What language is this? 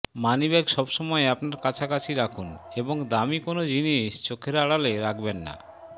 Bangla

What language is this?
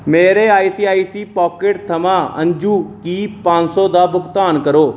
Dogri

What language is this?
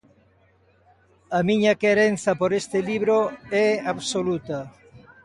Galician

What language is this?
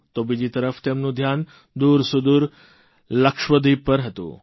Gujarati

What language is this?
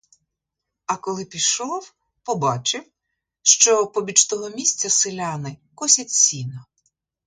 Ukrainian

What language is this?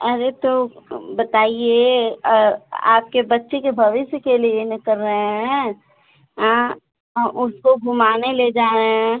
Hindi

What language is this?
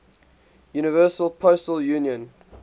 English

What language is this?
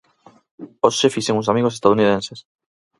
Galician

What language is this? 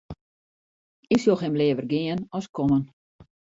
Western Frisian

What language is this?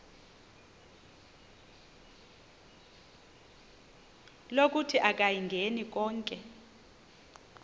Xhosa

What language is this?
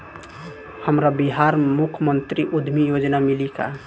Bhojpuri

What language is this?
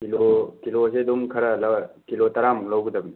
Manipuri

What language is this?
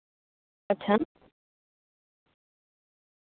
Santali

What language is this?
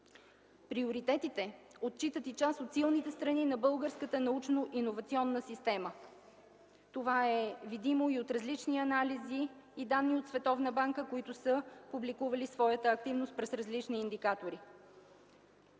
Bulgarian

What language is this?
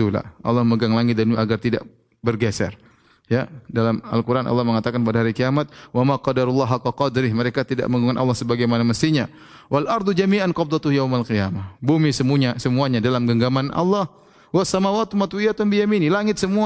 Indonesian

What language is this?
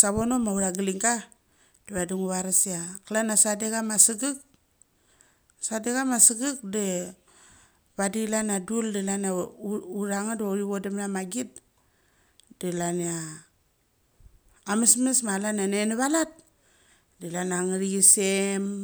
Mali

